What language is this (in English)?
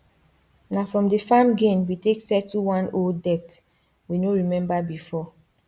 Nigerian Pidgin